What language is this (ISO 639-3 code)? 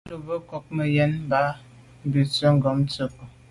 byv